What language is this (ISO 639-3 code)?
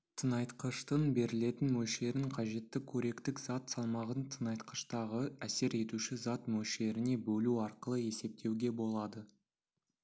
kaz